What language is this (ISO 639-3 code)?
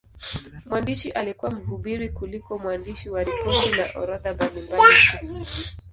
swa